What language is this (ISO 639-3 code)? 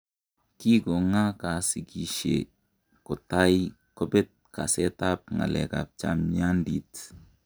kln